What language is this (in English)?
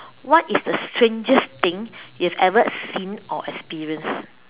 English